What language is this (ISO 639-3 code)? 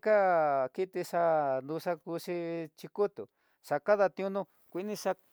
mtx